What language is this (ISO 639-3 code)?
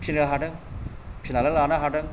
brx